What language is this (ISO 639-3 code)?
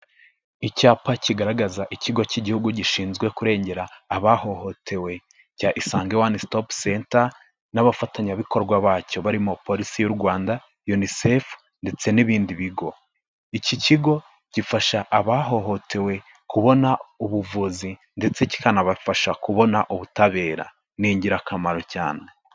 kin